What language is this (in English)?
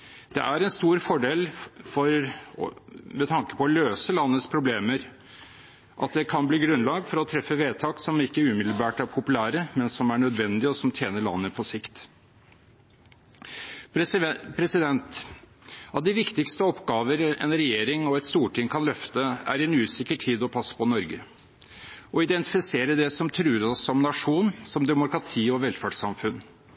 Norwegian Bokmål